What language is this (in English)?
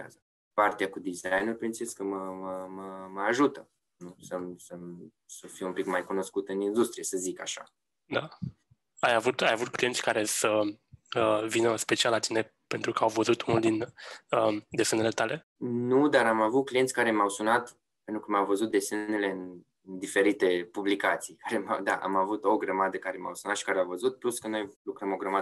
Romanian